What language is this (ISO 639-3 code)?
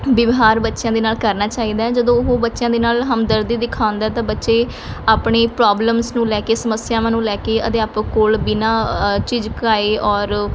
pan